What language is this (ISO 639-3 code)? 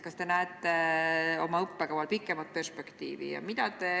est